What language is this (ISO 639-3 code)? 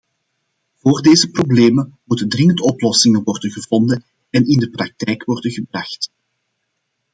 nld